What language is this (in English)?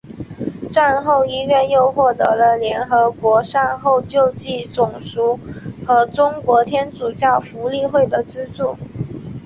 Chinese